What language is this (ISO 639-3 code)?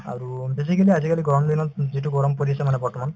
asm